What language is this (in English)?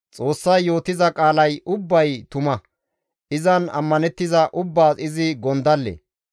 Gamo